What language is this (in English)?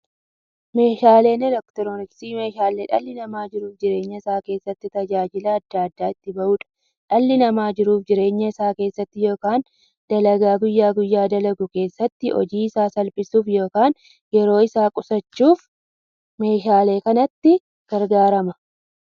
Oromo